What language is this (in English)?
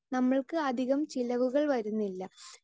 Malayalam